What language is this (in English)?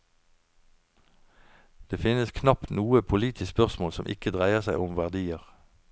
Norwegian